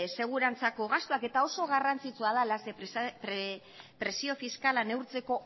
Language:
Basque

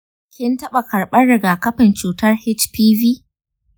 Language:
Hausa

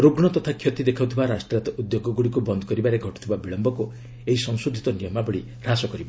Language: Odia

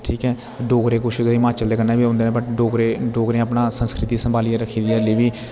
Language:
Dogri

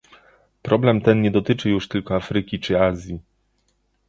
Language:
Polish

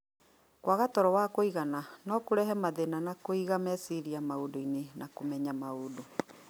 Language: Kikuyu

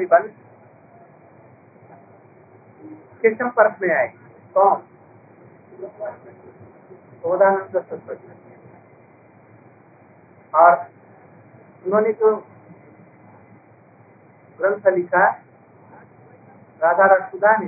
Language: Hindi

